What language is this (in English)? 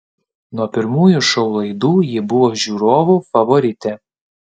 Lithuanian